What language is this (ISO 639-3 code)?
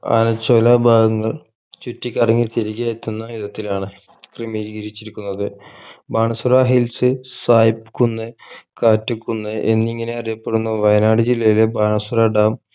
mal